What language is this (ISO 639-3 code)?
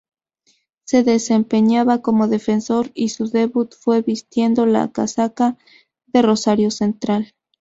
spa